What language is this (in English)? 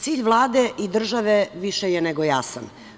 Serbian